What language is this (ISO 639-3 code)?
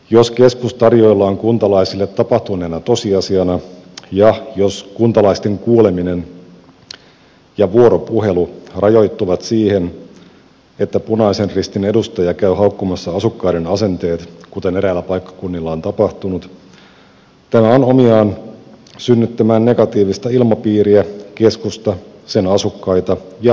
fin